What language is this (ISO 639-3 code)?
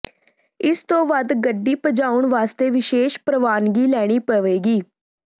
pan